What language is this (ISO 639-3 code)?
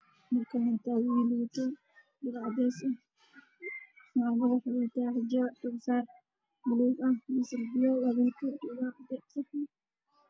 som